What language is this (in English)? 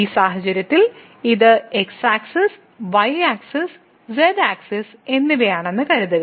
Malayalam